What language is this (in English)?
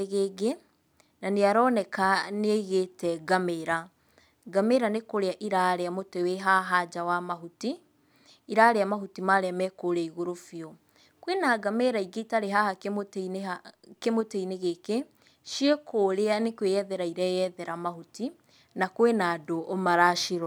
Kikuyu